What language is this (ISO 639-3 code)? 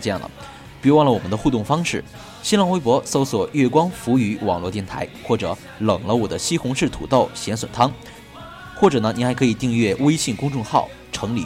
zho